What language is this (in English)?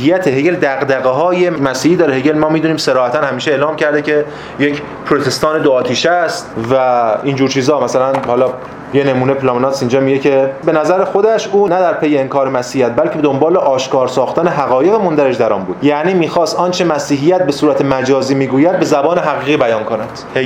Persian